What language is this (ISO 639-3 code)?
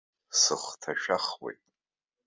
abk